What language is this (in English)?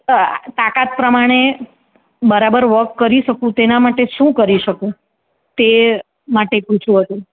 Gujarati